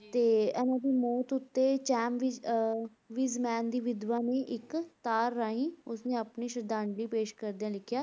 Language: Punjabi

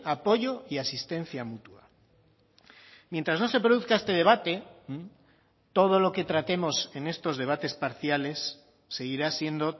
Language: Spanish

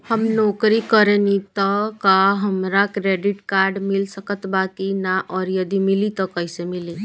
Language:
Bhojpuri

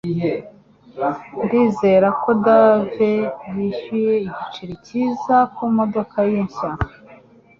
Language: Kinyarwanda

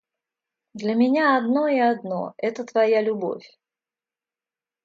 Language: Russian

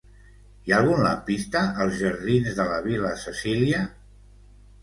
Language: Catalan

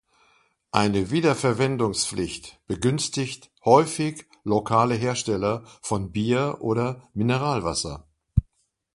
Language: German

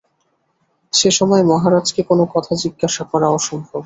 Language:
Bangla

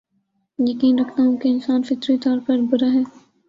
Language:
Urdu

